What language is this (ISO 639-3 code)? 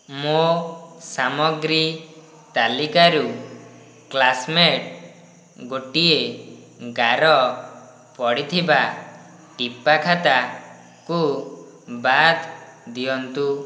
ori